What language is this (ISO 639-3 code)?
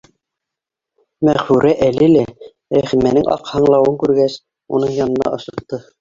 bak